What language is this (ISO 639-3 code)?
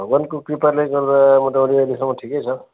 nep